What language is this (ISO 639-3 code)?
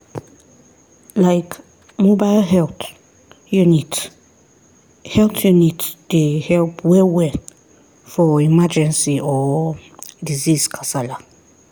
pcm